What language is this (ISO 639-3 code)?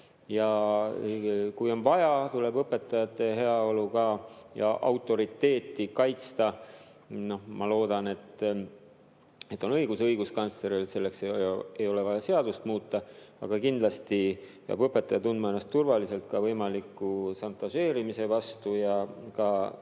est